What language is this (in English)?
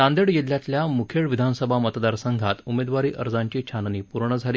Marathi